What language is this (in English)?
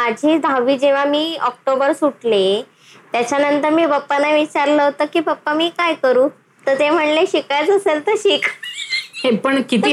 Marathi